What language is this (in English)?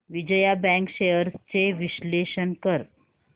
Marathi